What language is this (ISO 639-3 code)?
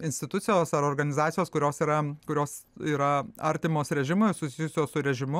lit